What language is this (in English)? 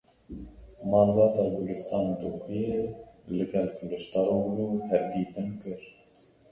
Kurdish